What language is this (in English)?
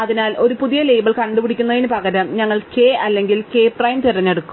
Malayalam